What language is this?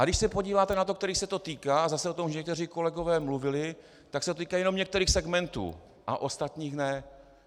Czech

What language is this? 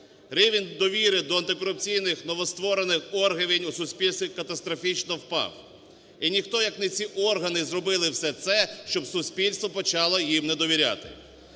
Ukrainian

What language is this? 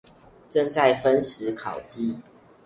Chinese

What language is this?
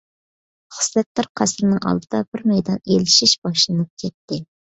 Uyghur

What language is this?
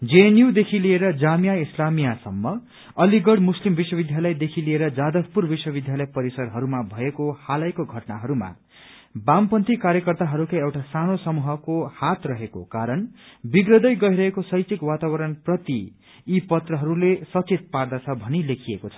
Nepali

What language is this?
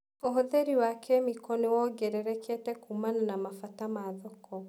Kikuyu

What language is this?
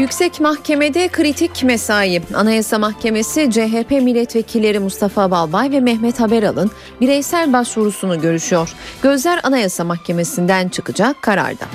Turkish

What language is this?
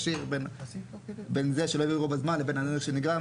Hebrew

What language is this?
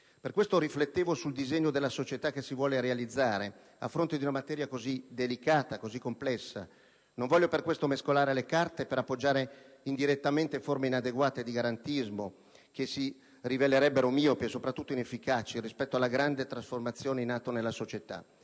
Italian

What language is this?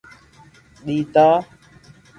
Loarki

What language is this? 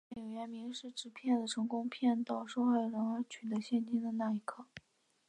Chinese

